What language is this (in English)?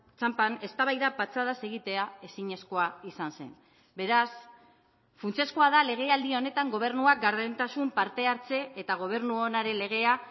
Basque